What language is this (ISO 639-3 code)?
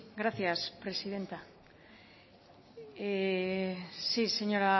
spa